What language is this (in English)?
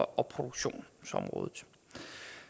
Danish